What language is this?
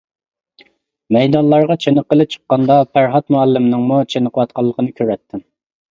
Uyghur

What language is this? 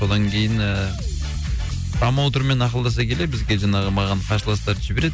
Kazakh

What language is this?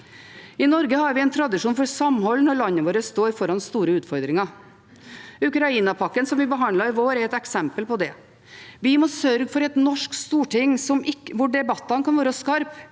Norwegian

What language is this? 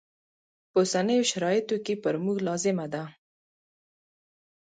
Pashto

